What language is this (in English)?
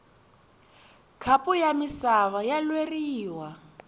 Tsonga